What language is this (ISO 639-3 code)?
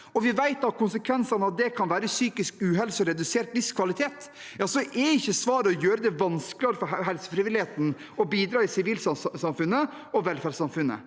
nor